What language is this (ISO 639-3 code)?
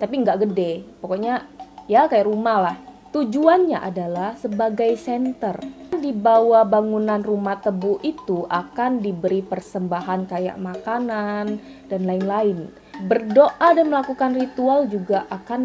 ind